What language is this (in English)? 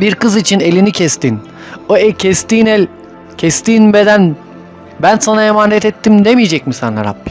Turkish